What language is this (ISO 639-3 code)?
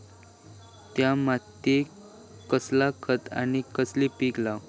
mar